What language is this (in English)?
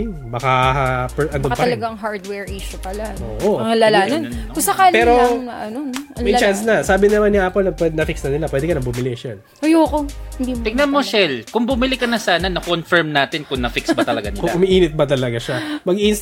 Filipino